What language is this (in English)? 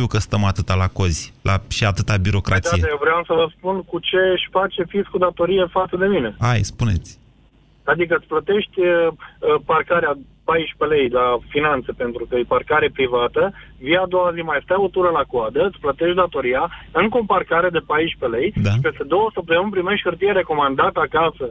Romanian